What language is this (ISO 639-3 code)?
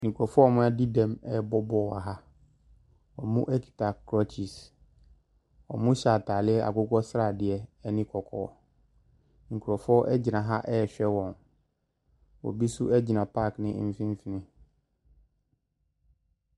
aka